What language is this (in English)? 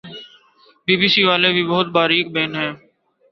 Urdu